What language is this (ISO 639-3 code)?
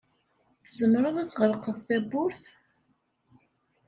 kab